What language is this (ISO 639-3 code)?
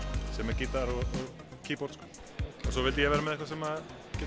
isl